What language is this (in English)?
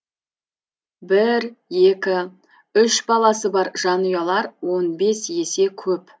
Kazakh